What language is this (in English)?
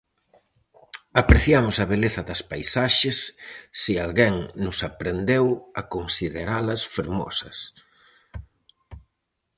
Galician